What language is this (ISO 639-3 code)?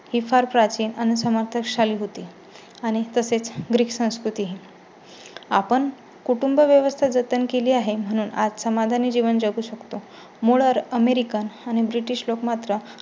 mar